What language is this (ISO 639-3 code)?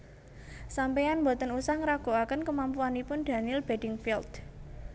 jav